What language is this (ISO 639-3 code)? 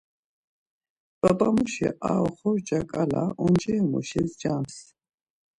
lzz